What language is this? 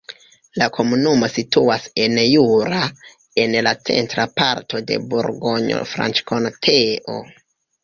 Esperanto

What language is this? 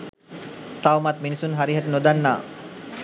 Sinhala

